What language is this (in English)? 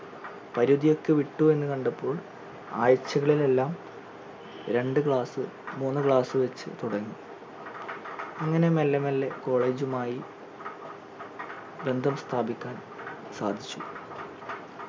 Malayalam